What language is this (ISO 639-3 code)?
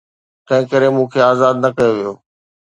snd